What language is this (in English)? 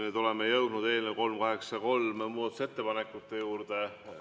Estonian